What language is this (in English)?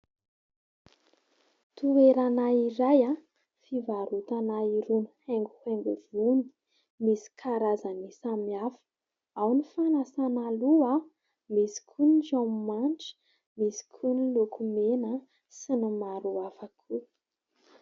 Malagasy